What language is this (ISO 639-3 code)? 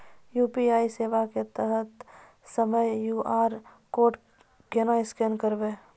mai